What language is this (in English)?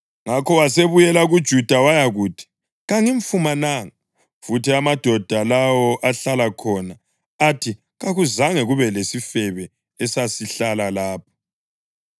North Ndebele